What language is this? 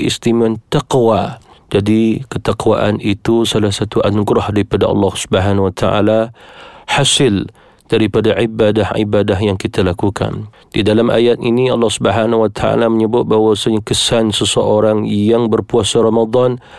Malay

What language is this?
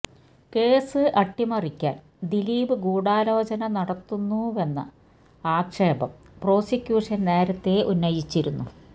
Malayalam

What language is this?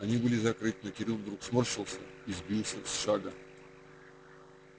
Russian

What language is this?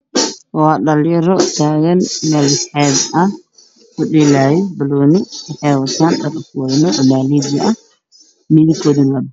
Somali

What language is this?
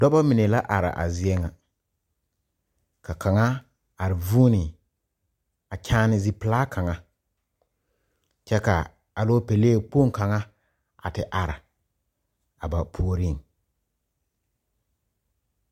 Southern Dagaare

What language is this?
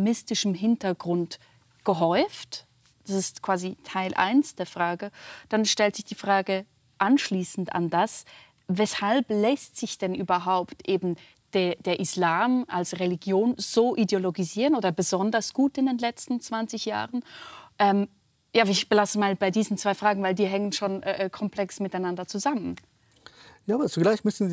German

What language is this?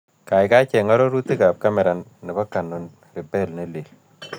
Kalenjin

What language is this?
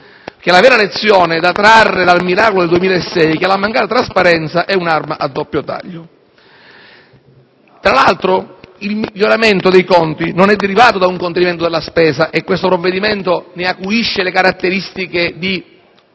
Italian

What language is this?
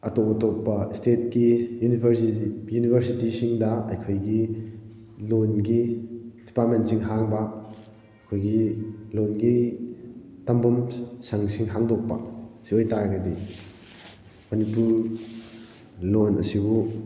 Manipuri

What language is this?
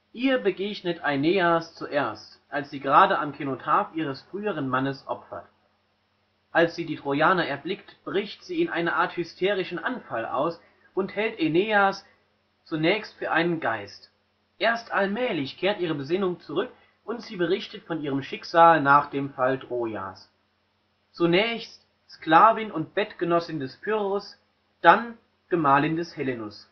German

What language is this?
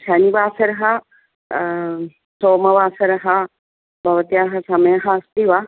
Sanskrit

